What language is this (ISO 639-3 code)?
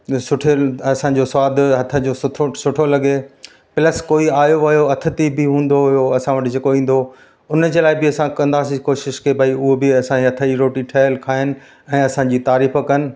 snd